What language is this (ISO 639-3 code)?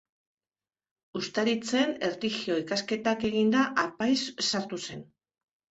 eus